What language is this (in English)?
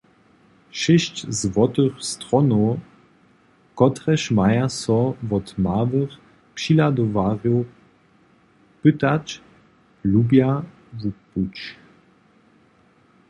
Upper Sorbian